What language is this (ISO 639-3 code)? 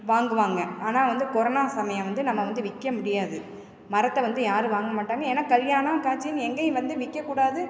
tam